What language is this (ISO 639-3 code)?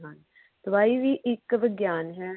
pan